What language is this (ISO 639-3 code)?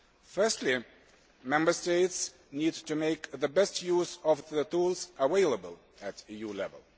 eng